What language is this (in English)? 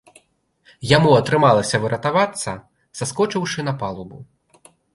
Belarusian